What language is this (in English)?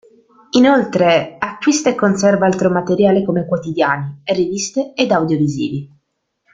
Italian